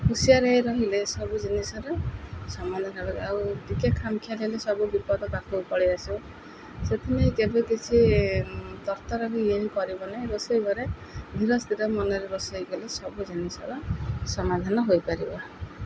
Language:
Odia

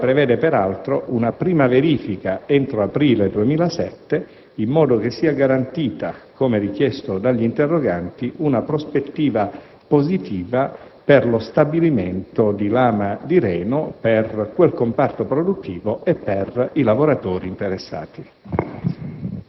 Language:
Italian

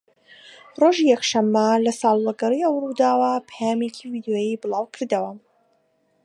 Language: Central Kurdish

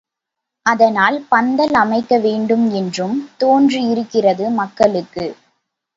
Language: Tamil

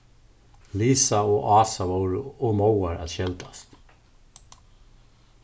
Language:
Faroese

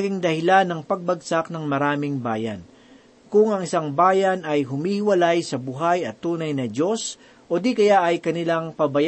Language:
Filipino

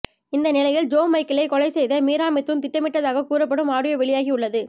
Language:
Tamil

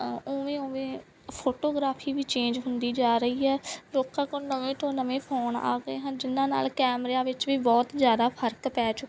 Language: Punjabi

